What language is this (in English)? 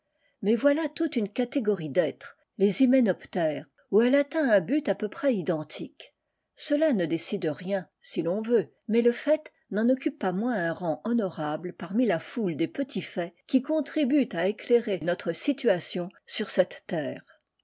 French